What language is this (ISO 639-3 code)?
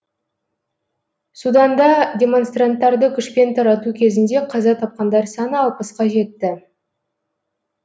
kaz